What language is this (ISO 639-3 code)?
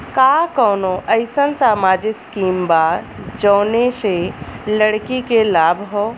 bho